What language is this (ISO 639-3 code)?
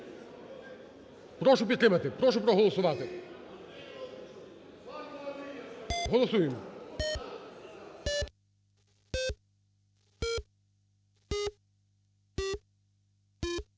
ukr